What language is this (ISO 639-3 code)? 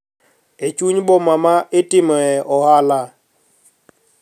luo